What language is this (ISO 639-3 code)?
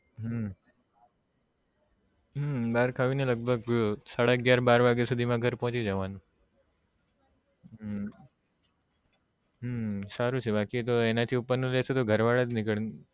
guj